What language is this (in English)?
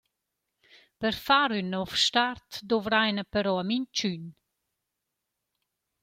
Romansh